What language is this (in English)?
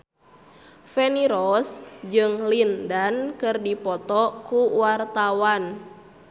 Sundanese